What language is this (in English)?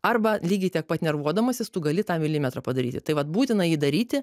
Lithuanian